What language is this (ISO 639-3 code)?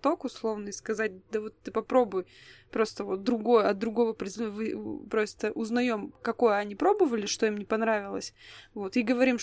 rus